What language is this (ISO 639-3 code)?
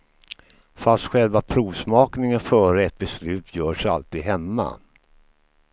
swe